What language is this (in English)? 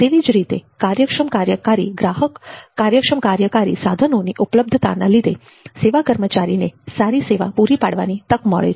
Gujarati